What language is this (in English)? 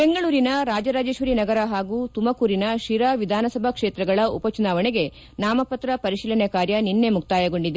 Kannada